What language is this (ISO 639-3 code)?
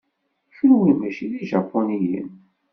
kab